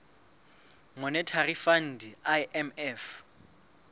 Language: Southern Sotho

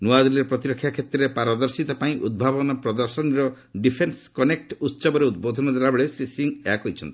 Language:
Odia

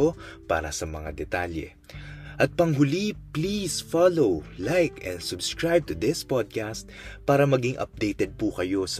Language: Filipino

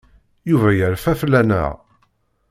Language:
Kabyle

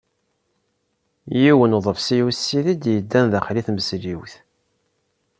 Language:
Kabyle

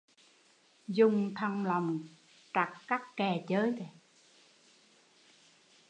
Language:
Vietnamese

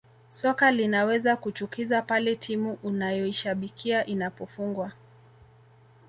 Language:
Swahili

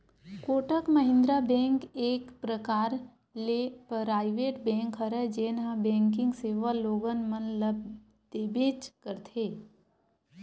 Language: Chhattisgarhi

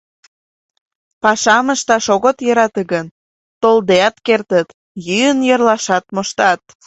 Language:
Mari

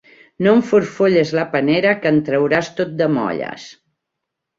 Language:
Catalan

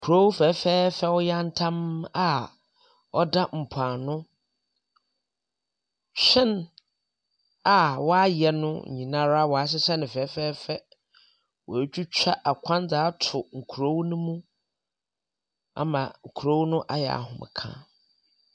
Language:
Akan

